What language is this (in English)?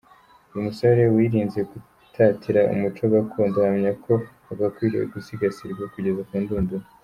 Kinyarwanda